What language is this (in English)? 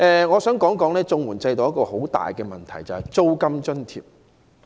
Cantonese